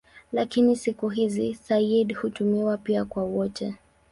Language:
Swahili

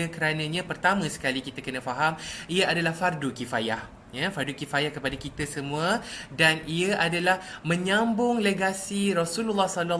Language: Malay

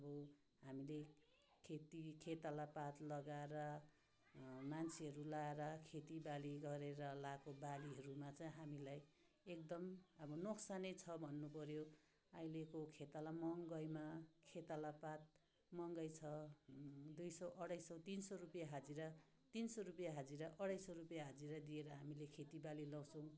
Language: Nepali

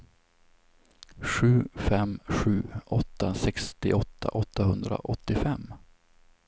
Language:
Swedish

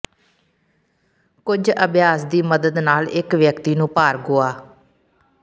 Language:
Punjabi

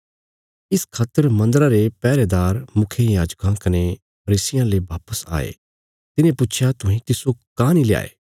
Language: Bilaspuri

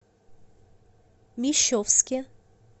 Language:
Russian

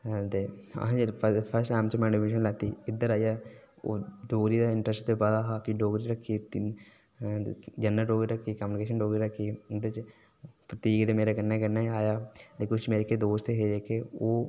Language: Dogri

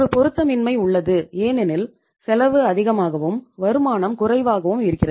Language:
Tamil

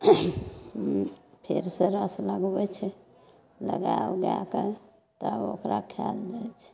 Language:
Maithili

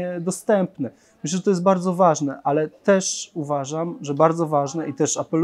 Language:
Polish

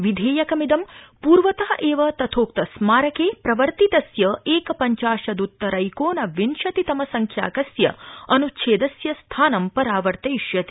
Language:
Sanskrit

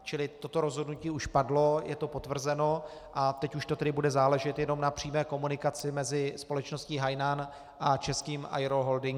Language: Czech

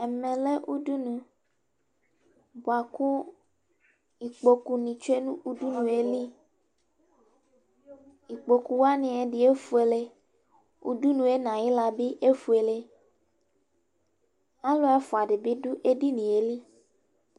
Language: Ikposo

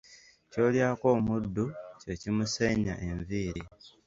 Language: Ganda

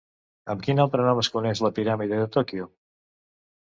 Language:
Catalan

